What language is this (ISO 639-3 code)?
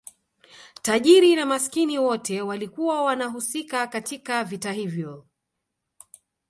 swa